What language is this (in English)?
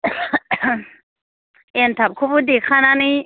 Bodo